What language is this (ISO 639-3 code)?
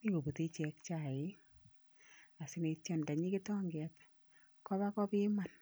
kln